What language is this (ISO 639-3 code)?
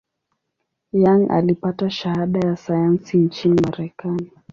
swa